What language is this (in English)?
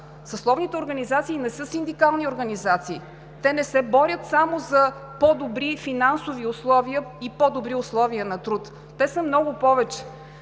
Bulgarian